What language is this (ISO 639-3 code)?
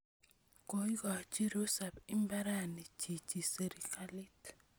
kln